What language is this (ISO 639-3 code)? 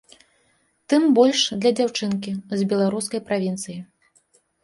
bel